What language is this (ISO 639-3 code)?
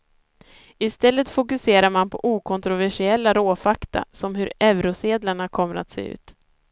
swe